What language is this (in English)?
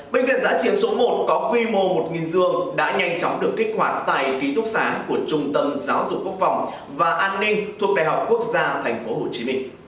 Vietnamese